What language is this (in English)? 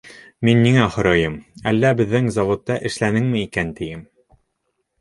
Bashkir